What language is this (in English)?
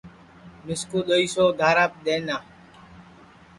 Sansi